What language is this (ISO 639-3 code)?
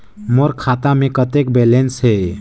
hne